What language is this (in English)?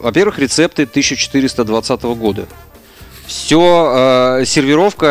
Russian